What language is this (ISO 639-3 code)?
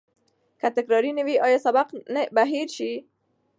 pus